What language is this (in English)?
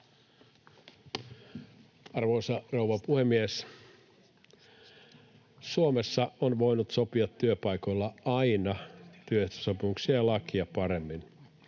Finnish